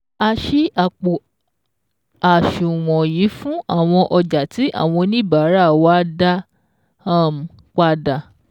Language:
Yoruba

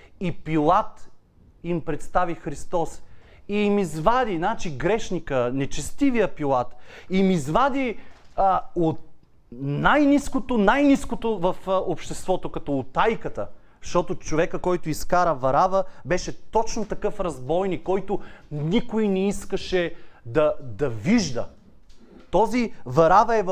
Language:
Bulgarian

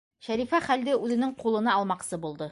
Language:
Bashkir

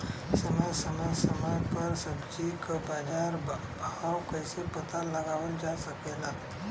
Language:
Bhojpuri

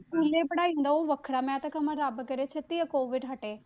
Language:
Punjabi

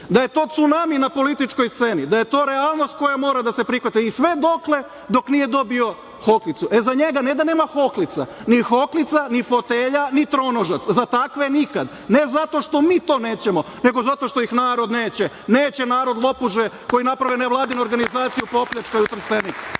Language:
Serbian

